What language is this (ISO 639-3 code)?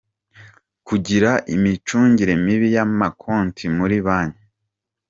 kin